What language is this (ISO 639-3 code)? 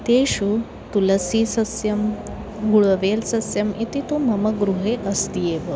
san